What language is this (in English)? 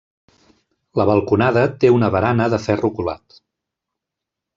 Catalan